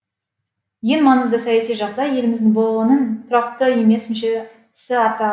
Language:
Kazakh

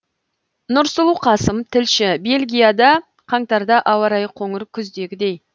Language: Kazakh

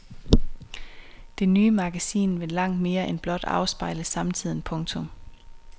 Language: Danish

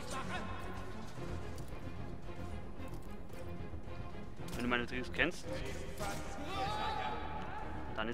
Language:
German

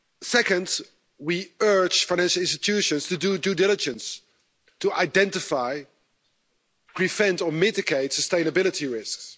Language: English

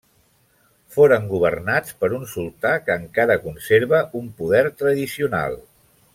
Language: Catalan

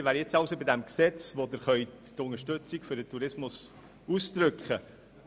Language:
Swiss German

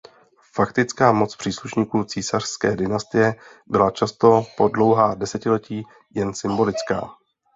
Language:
Czech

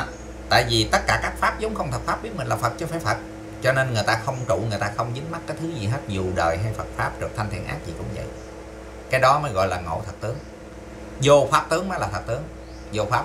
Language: Vietnamese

